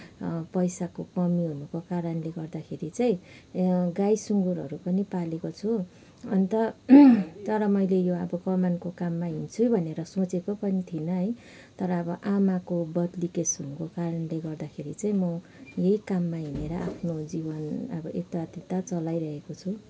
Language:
Nepali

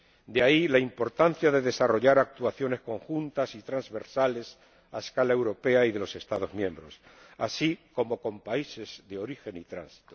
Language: Spanish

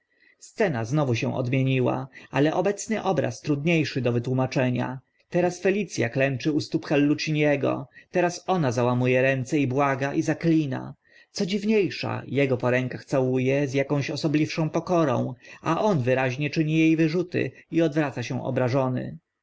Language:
Polish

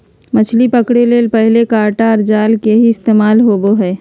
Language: Magahi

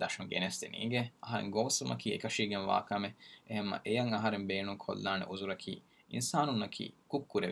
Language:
Urdu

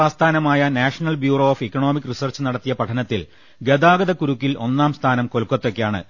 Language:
Malayalam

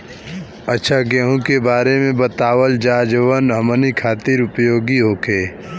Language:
Bhojpuri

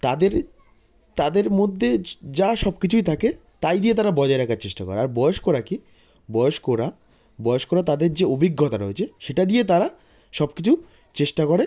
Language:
Bangla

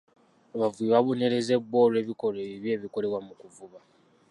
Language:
Ganda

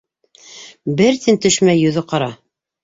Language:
Bashkir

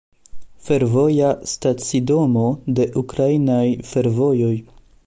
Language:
Esperanto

